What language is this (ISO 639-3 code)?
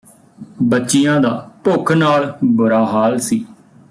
pan